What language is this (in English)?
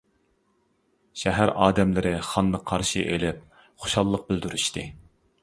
Uyghur